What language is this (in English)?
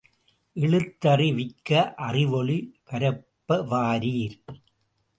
Tamil